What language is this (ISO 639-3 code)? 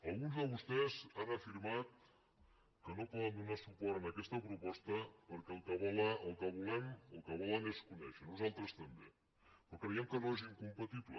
cat